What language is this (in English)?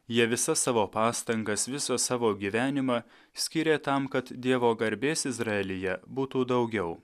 Lithuanian